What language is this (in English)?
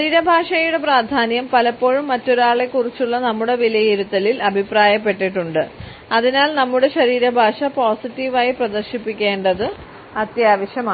Malayalam